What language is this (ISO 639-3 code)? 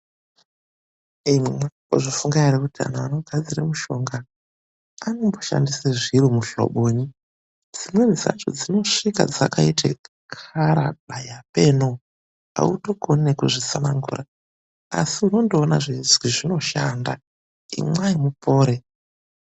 ndc